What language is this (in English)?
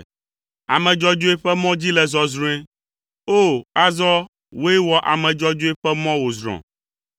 Ewe